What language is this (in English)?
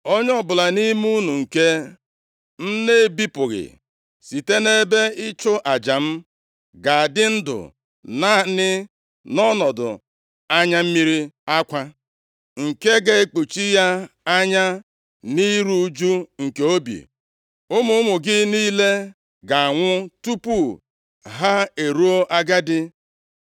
Igbo